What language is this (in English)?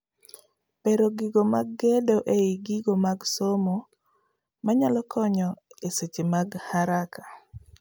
Luo (Kenya and Tanzania)